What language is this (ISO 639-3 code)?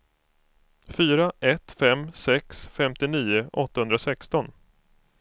swe